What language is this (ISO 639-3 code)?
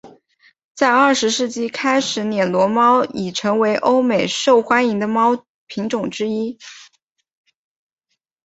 zho